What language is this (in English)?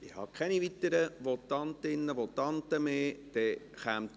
Swiss German